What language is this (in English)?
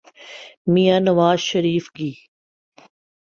Urdu